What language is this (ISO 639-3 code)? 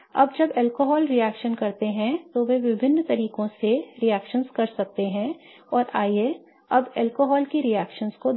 hin